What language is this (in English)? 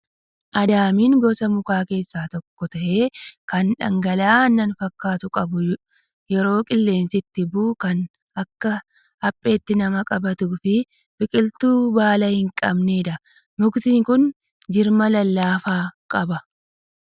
Oromo